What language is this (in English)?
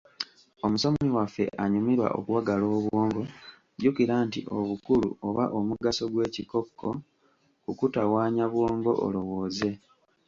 Ganda